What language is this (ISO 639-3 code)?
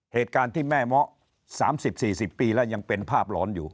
tha